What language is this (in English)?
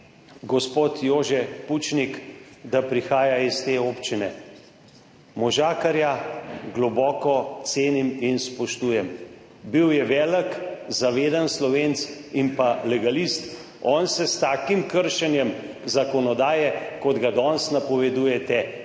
Slovenian